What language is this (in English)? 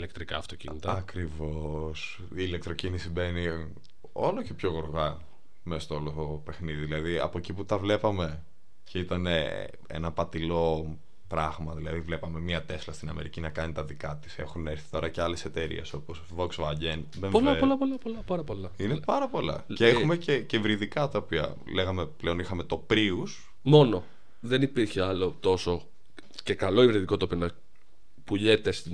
Greek